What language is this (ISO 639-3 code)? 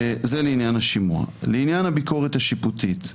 heb